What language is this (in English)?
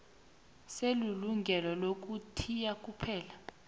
South Ndebele